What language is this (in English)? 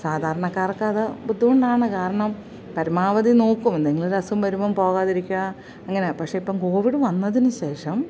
Malayalam